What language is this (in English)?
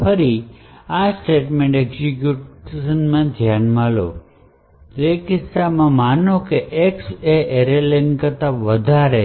Gujarati